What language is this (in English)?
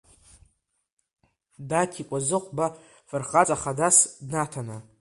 Abkhazian